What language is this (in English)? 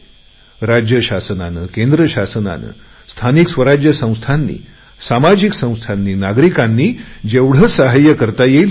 Marathi